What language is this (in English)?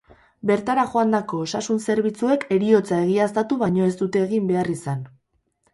Basque